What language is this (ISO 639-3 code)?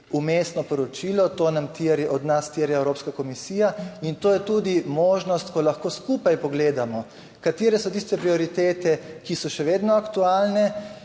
slv